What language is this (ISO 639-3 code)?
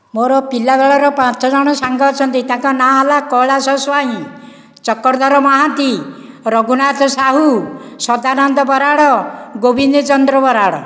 ori